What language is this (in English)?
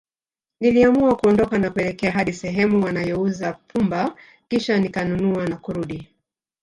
Swahili